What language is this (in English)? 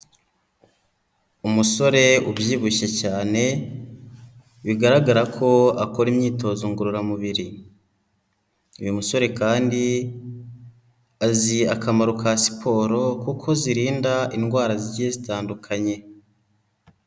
Kinyarwanda